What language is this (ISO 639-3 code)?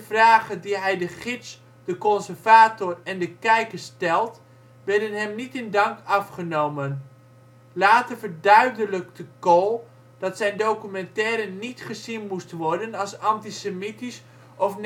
nld